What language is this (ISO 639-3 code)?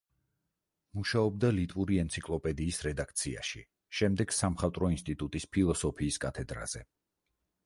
kat